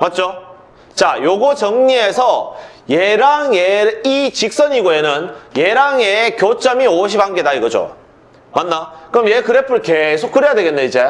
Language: Korean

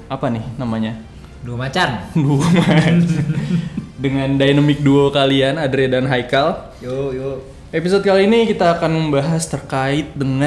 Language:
Indonesian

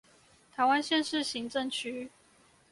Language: Chinese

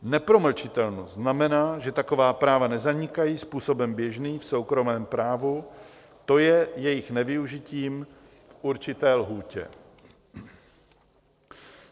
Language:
Czech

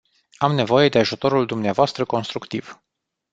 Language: Romanian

